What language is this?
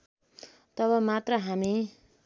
Nepali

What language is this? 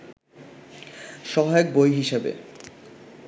Bangla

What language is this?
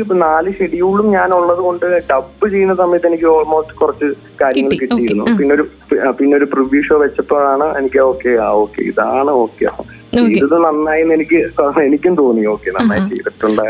Malayalam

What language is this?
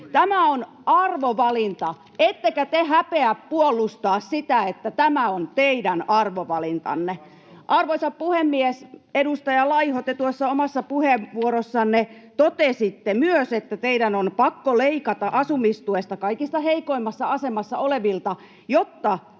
Finnish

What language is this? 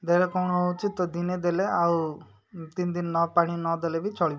Odia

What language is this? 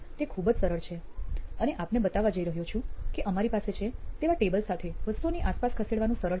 Gujarati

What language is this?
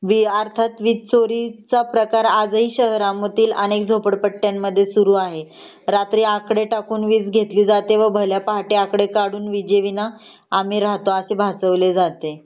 Marathi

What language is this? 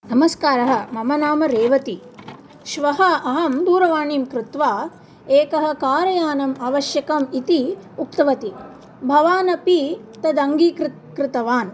Sanskrit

